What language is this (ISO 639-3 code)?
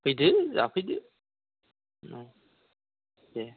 brx